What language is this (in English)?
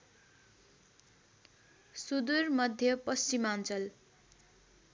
Nepali